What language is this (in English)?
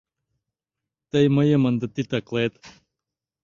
Mari